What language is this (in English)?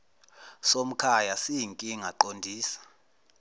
Zulu